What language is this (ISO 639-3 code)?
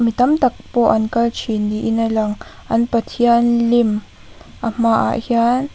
lus